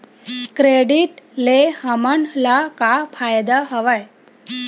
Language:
Chhattisgarhi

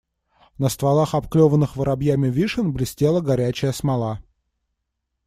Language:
Russian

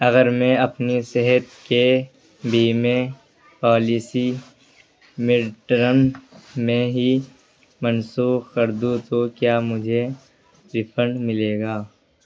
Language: Urdu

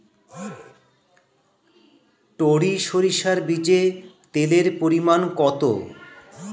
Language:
Bangla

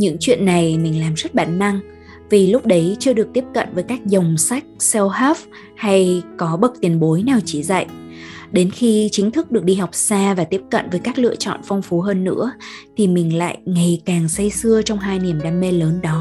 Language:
Vietnamese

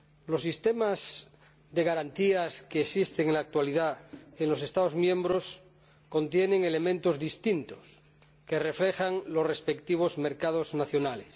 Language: Spanish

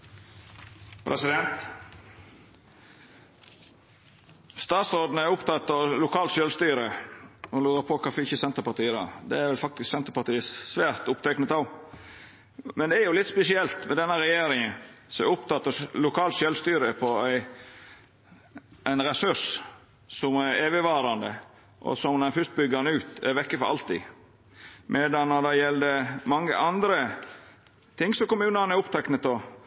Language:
Norwegian Nynorsk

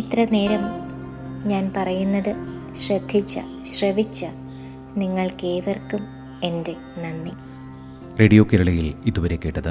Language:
Malayalam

